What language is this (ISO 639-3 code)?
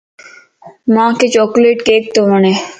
lss